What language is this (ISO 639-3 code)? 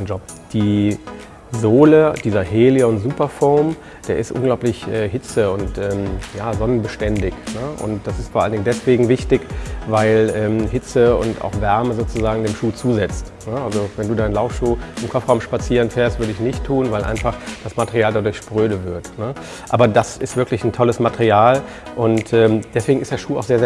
deu